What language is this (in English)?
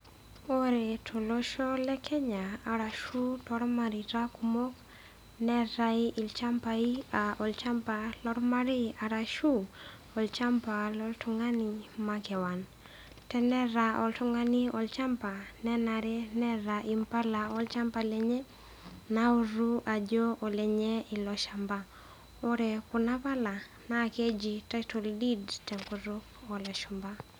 Masai